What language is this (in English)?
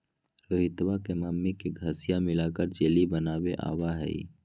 Magahi